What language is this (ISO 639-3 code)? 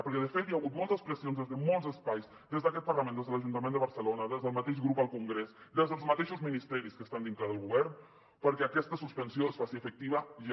cat